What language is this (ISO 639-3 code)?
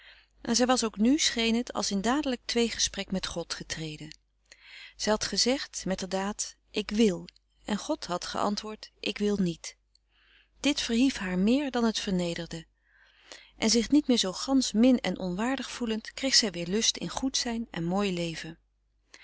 nld